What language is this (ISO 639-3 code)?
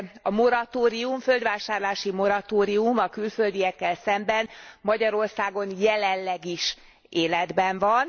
hun